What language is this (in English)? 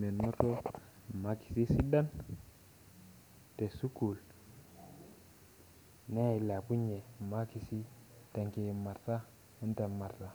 Masai